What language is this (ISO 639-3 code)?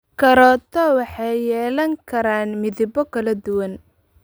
som